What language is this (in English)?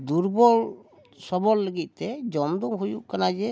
Santali